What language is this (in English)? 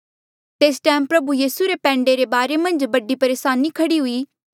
Mandeali